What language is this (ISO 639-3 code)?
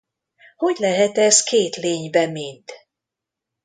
hun